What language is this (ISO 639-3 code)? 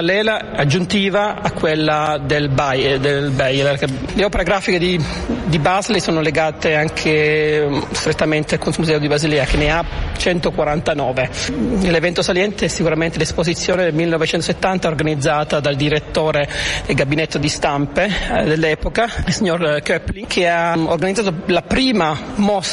ita